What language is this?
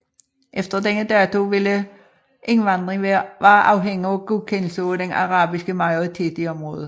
Danish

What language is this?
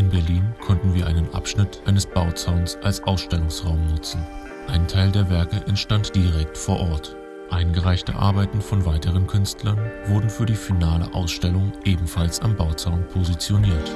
German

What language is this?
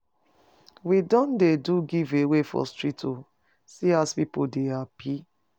Nigerian Pidgin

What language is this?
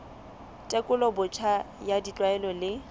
Southern Sotho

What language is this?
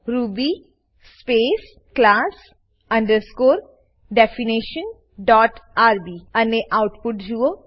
Gujarati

